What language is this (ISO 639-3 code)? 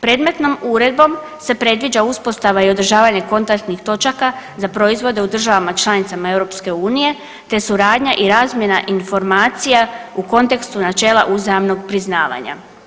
hrv